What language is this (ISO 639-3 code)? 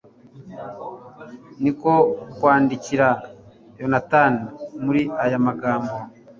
kin